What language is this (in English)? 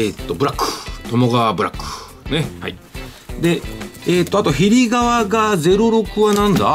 Japanese